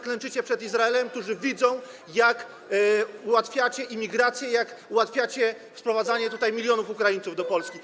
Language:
Polish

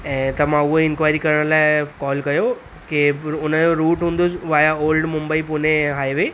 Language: Sindhi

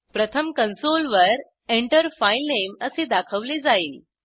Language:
Marathi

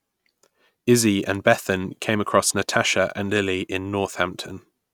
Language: English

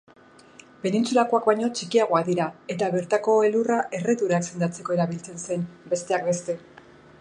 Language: Basque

